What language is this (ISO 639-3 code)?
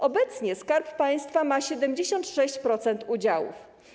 pol